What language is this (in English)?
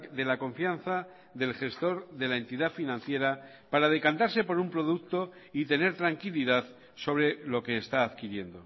Spanish